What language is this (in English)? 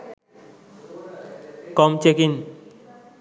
Sinhala